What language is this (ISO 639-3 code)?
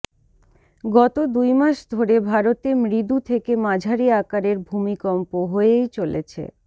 ben